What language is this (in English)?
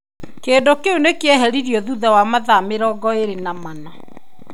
Kikuyu